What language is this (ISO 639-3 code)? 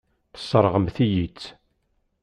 kab